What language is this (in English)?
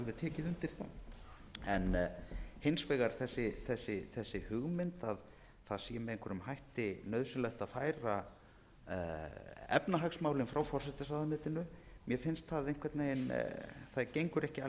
Icelandic